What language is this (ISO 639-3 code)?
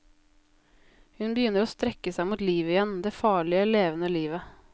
nor